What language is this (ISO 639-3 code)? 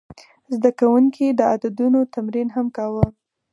pus